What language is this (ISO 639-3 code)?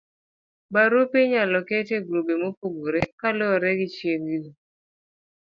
luo